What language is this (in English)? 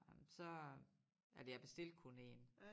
Danish